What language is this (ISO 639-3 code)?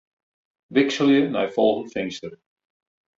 fry